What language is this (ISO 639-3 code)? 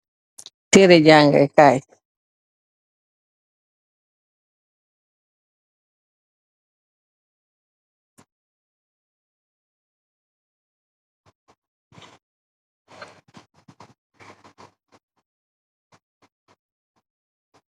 wol